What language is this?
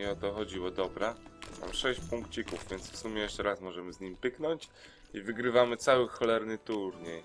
Polish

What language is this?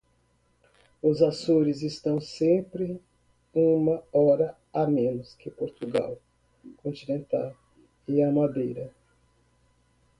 Portuguese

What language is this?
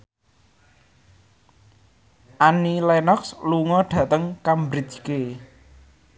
Javanese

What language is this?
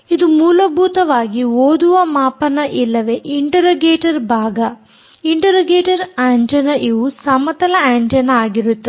Kannada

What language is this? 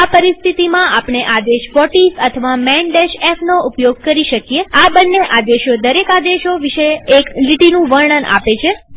Gujarati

